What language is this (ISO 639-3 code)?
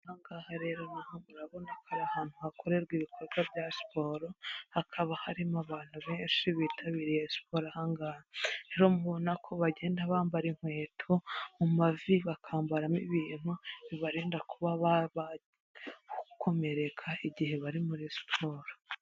kin